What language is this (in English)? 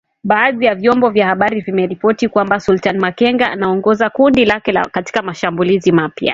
Swahili